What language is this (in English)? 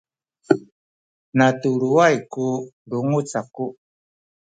Sakizaya